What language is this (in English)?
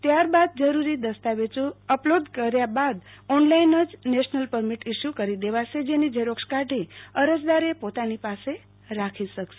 Gujarati